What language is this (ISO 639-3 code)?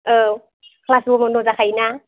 brx